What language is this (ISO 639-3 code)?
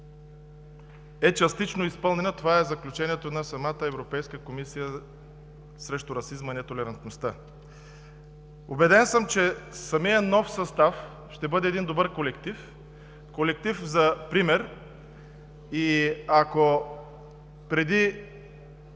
bul